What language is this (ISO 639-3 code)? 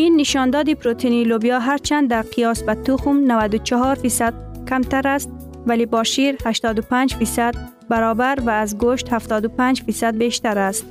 fas